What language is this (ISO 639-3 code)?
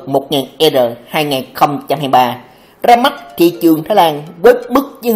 vie